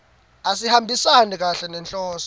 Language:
Swati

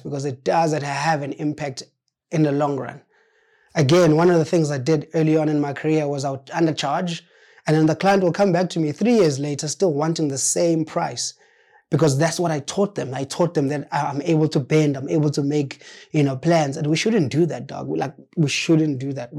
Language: English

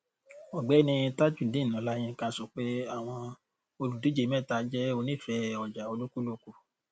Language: Yoruba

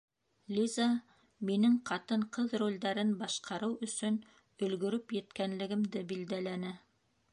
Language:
Bashkir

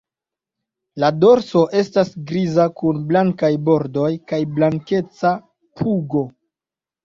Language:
Esperanto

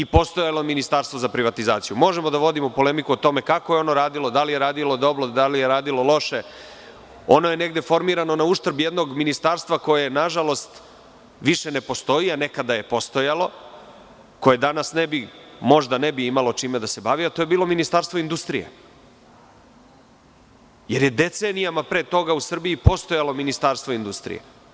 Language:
Serbian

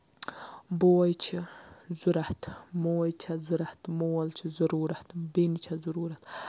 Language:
Kashmiri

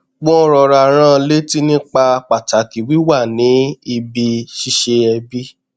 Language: Yoruba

